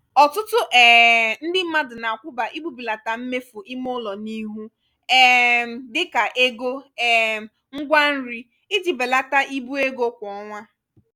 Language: Igbo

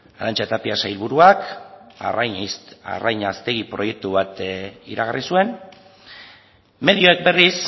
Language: Basque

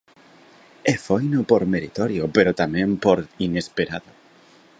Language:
Galician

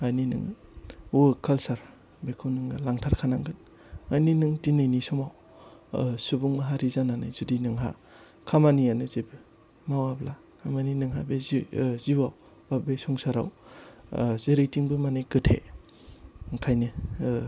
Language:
Bodo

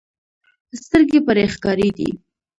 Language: Pashto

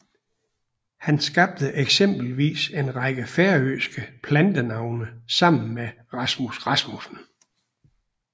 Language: Danish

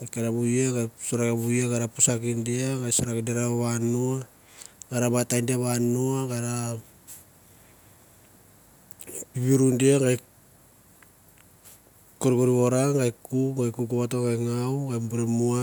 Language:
Mandara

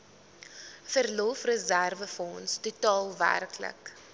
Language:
Afrikaans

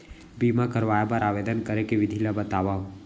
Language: Chhattisgarhi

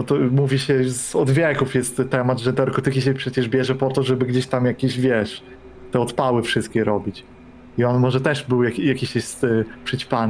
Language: Polish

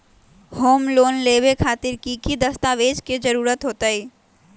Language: Magahi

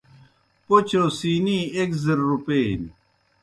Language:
Kohistani Shina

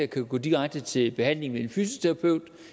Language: Danish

